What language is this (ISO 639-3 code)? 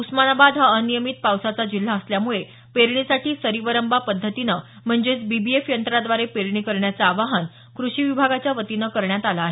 mar